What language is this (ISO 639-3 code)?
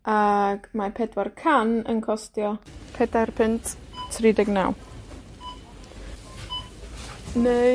cym